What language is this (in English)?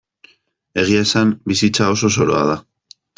Basque